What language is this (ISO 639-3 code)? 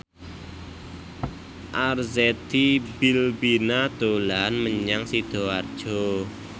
jav